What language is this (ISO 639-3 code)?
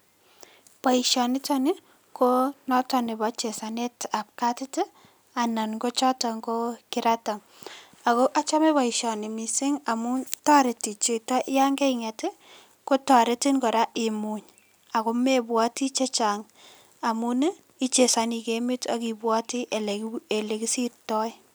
kln